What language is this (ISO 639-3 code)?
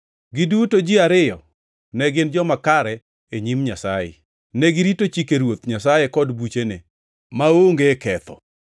luo